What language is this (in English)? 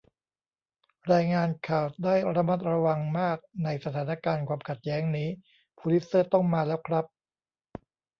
Thai